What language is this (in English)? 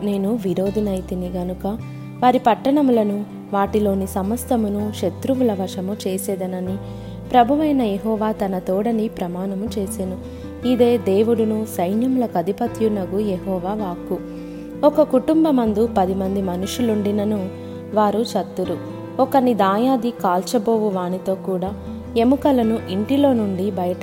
Telugu